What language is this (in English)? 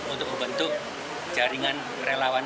Indonesian